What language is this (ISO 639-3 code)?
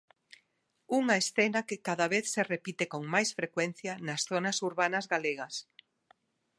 glg